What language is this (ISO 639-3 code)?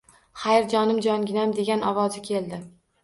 uzb